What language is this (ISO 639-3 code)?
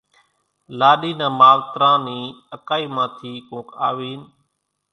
gjk